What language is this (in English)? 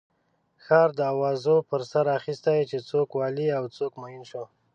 Pashto